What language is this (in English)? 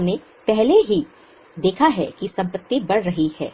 Hindi